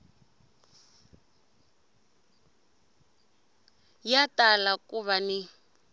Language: Tsonga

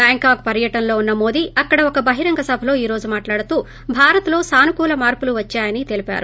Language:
Telugu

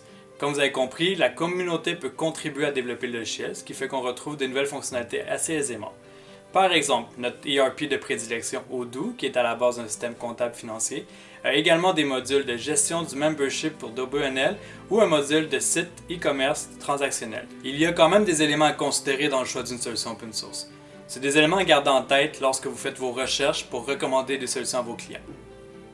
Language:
French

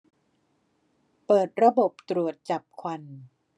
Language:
Thai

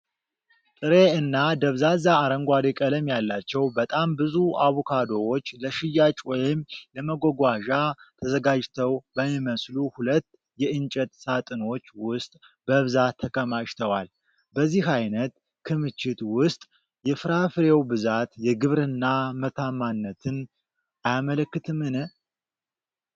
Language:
Amharic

